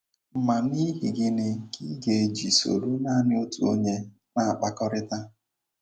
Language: Igbo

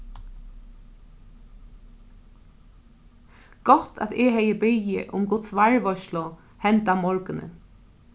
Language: Faroese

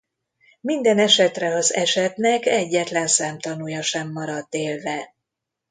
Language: Hungarian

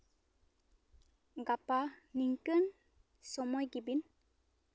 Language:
Santali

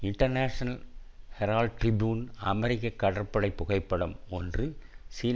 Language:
Tamil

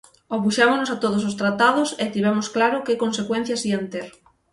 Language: Galician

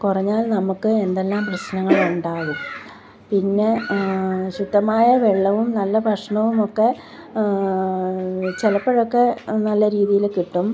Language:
Malayalam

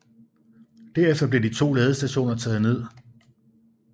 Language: Danish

